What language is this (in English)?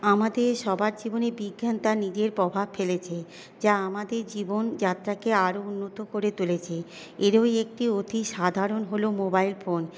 Bangla